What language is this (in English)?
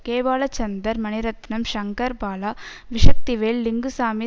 Tamil